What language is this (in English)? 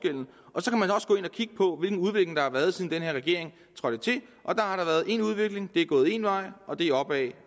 Danish